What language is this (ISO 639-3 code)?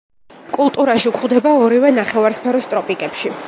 kat